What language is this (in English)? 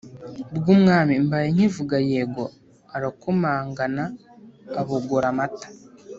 Kinyarwanda